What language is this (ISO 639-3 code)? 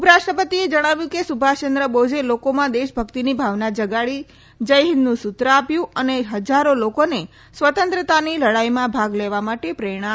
guj